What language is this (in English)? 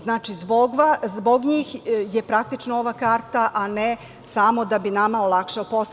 Serbian